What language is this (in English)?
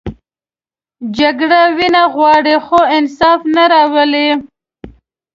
Pashto